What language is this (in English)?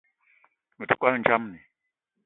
Eton (Cameroon)